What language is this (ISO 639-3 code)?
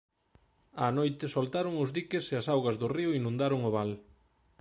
glg